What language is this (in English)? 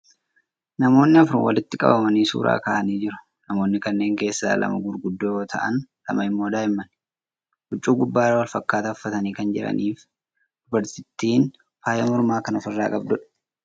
Oromo